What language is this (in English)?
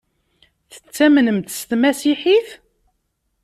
Kabyle